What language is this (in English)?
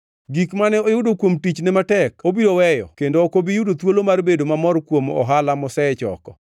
Luo (Kenya and Tanzania)